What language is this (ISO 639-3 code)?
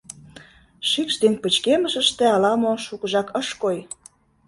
chm